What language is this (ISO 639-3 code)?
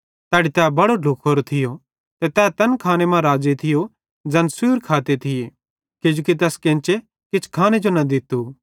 bhd